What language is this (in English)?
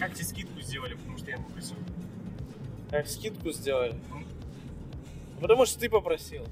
Russian